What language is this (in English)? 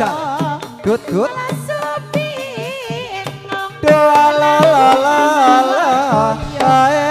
Thai